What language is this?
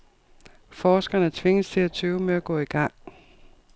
Danish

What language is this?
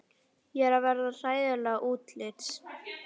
Icelandic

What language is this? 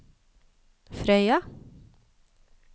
Norwegian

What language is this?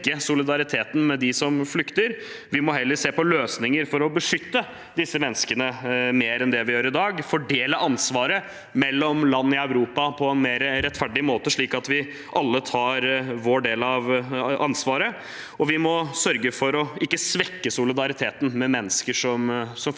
Norwegian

